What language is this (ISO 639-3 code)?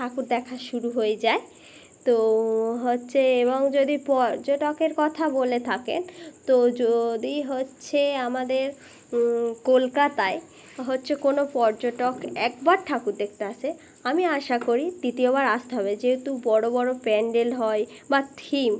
ben